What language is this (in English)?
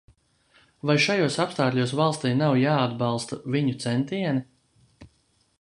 Latvian